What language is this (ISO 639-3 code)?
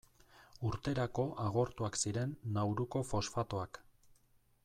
eus